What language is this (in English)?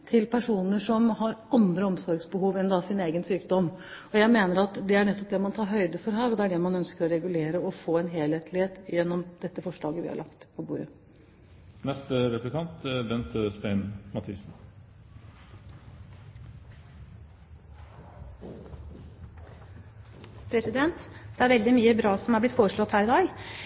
Norwegian Bokmål